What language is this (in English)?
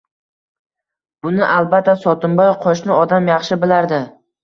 Uzbek